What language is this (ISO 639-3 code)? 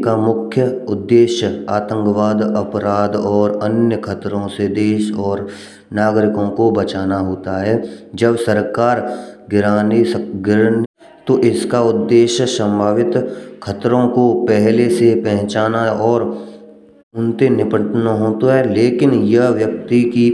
bra